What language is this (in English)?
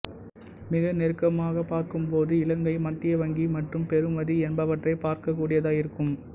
Tamil